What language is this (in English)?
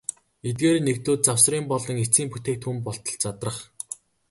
Mongolian